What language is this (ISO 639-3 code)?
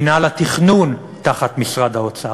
heb